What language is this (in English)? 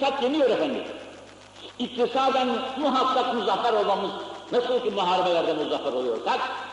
Turkish